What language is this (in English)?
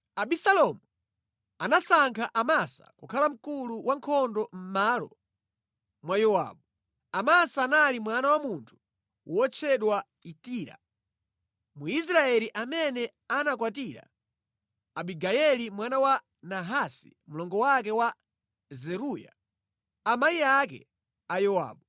Nyanja